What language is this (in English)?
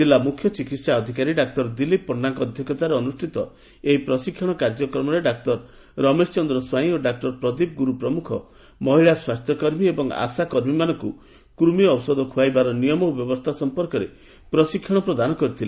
Odia